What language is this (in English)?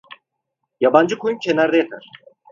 Turkish